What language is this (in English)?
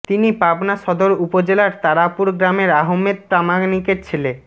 Bangla